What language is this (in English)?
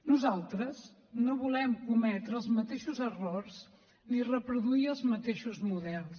Catalan